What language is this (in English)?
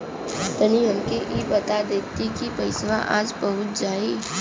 Bhojpuri